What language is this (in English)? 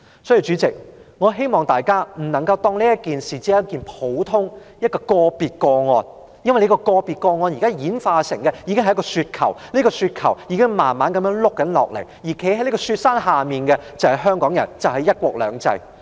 Cantonese